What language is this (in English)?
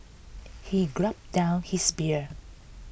English